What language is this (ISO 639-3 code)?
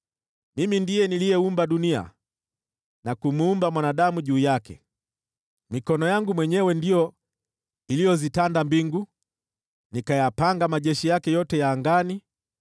swa